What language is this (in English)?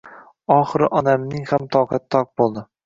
Uzbek